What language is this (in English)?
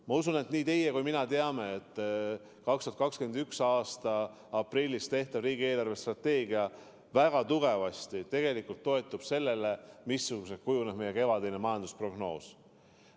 Estonian